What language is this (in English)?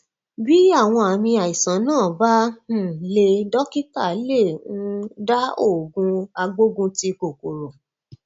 Yoruba